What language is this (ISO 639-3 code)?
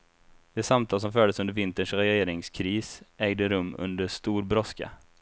swe